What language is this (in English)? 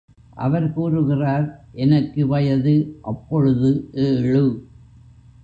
Tamil